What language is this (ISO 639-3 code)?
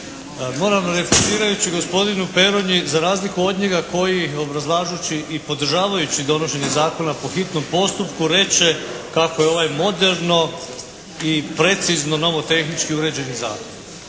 hrv